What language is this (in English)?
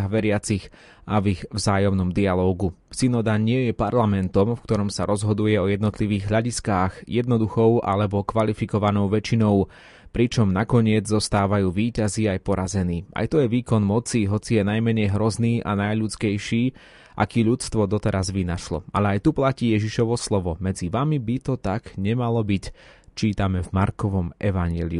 Slovak